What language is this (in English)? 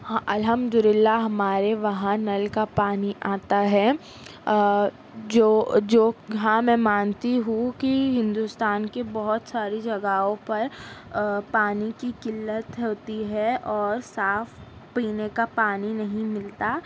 Urdu